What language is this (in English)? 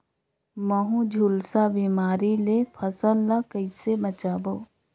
Chhattisgarhi